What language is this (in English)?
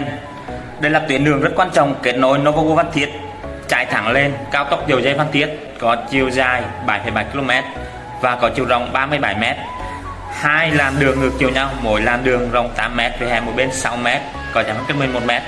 Vietnamese